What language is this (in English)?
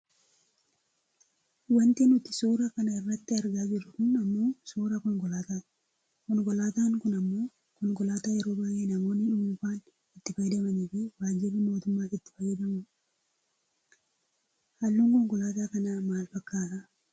Oromo